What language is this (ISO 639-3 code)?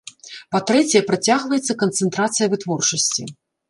bel